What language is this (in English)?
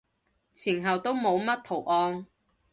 Cantonese